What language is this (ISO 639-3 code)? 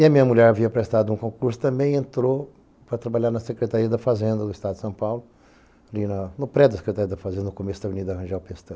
por